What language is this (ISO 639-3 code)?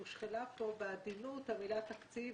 heb